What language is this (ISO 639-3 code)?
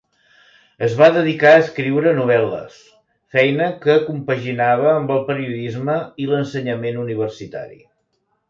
cat